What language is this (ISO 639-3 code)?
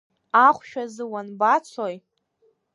abk